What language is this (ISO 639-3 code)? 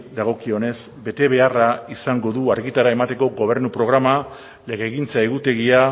eus